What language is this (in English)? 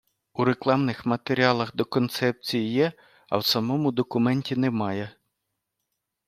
Ukrainian